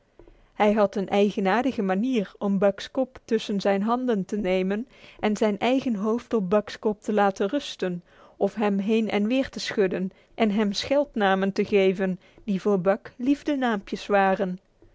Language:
Dutch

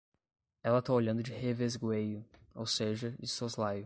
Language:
Portuguese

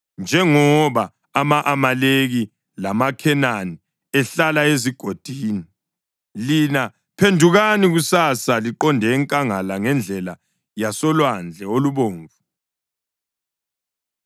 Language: North Ndebele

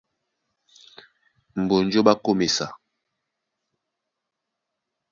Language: Duala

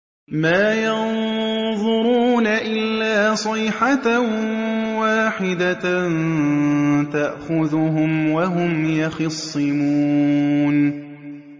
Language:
Arabic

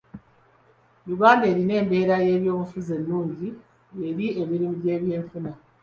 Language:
Ganda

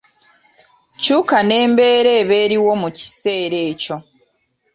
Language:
Ganda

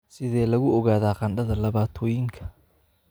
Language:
Somali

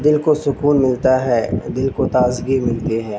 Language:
Urdu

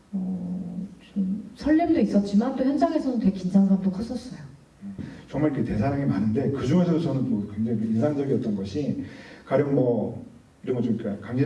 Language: Korean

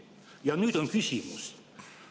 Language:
Estonian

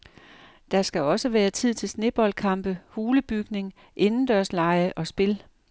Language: Danish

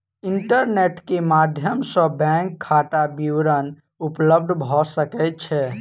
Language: Maithili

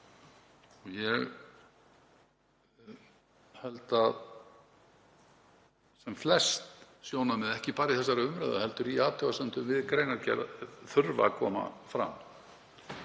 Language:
Icelandic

